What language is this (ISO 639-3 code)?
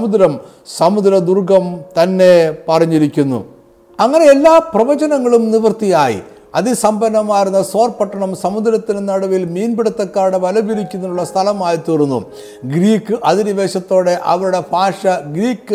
mal